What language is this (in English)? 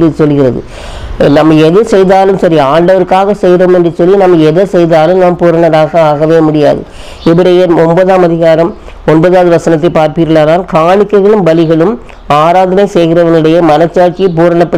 Tamil